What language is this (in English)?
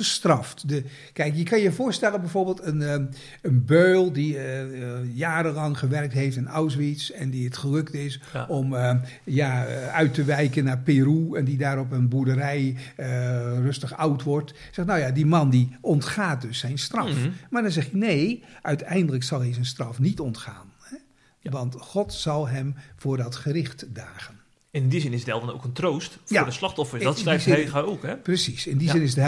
Dutch